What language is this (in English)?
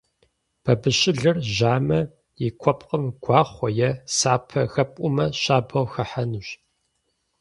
Kabardian